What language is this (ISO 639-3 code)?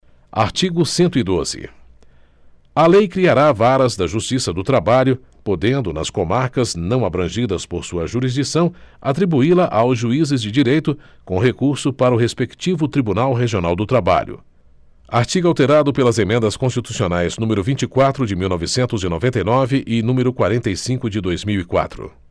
por